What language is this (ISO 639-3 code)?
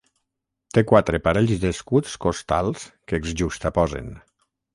cat